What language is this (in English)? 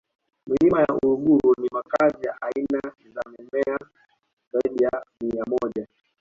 Swahili